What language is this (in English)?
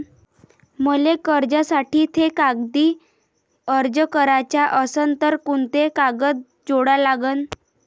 Marathi